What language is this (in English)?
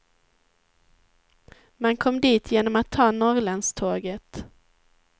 Swedish